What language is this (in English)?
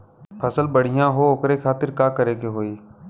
Bhojpuri